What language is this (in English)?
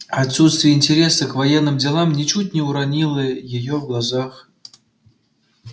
Russian